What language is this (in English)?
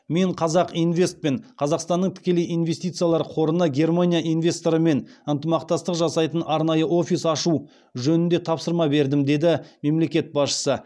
Kazakh